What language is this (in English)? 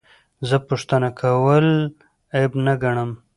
Pashto